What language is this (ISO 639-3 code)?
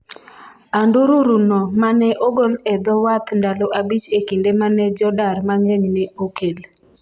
luo